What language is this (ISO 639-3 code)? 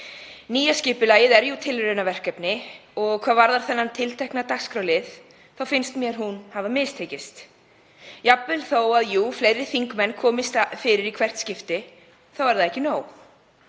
isl